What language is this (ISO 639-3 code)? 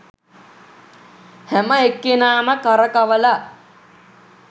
sin